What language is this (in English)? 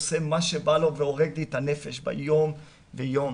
Hebrew